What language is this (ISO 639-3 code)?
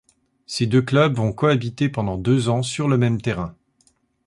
fra